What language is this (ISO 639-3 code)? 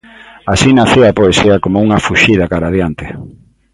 glg